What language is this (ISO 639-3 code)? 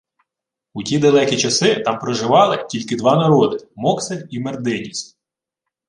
ukr